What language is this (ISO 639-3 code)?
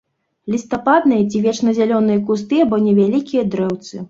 bel